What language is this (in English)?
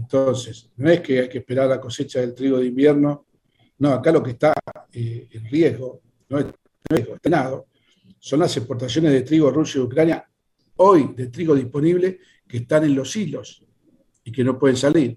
Spanish